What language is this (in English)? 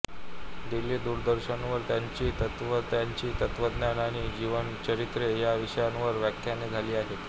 Marathi